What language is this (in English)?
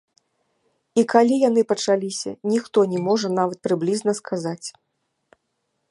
Belarusian